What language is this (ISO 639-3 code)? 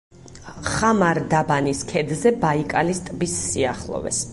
kat